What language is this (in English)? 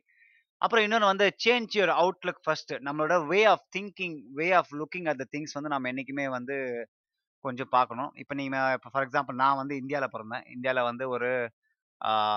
Tamil